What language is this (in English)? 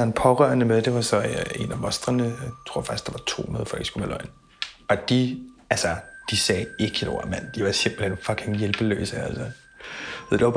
Danish